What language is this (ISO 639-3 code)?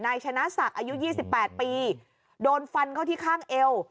tha